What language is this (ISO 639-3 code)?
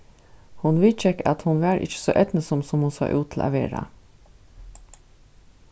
fao